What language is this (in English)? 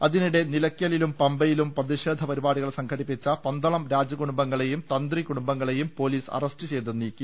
Malayalam